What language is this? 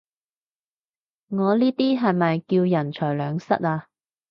Cantonese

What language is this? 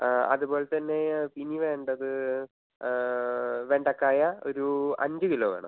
Malayalam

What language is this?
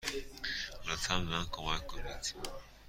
Persian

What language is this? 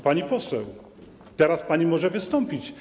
Polish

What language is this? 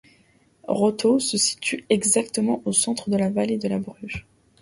French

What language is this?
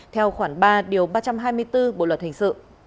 Vietnamese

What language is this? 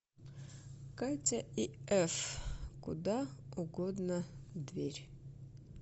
Russian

